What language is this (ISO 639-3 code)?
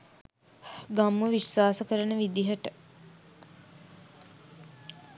sin